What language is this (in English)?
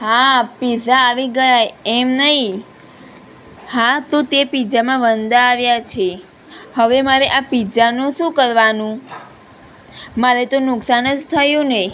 Gujarati